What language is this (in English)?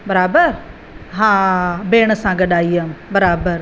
Sindhi